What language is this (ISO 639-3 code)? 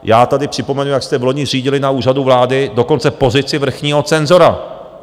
ces